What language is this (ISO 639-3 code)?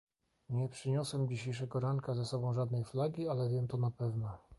pol